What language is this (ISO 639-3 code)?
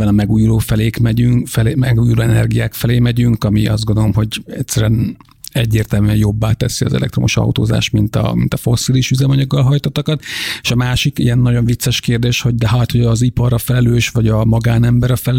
hun